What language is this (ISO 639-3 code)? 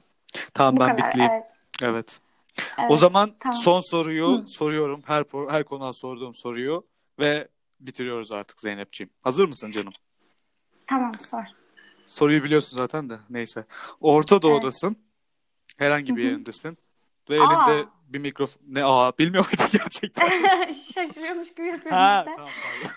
tur